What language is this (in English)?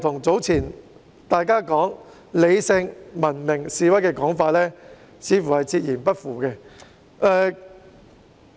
Cantonese